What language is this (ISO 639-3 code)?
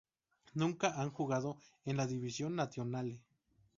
spa